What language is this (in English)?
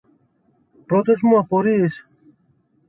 Greek